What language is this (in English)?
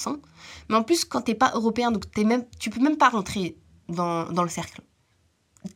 French